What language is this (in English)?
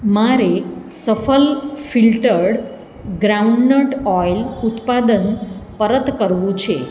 Gujarati